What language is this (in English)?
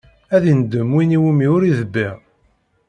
Kabyle